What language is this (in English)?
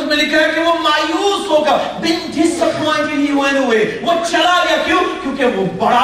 Urdu